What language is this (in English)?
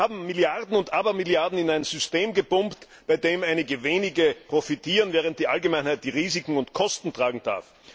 German